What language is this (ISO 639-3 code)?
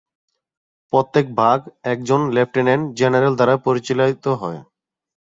ben